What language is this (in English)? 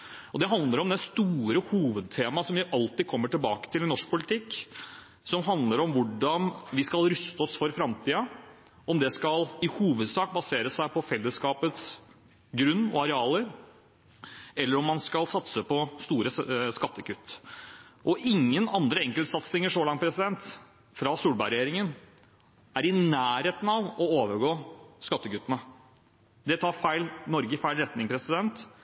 Norwegian Bokmål